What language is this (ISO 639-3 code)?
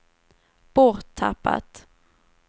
swe